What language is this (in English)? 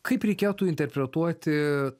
Lithuanian